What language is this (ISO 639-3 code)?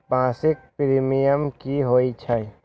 mag